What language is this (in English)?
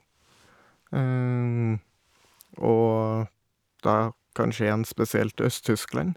Norwegian